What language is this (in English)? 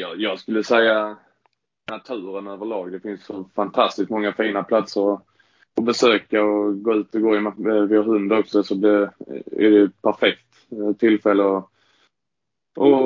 Swedish